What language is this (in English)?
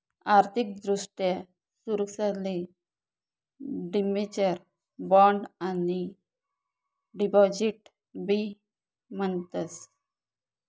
Marathi